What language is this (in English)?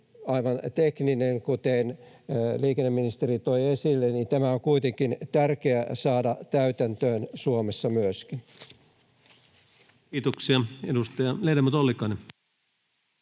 Finnish